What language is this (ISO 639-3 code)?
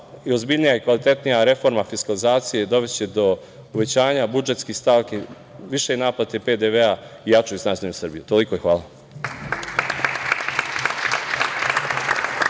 srp